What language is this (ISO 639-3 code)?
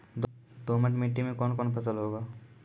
mai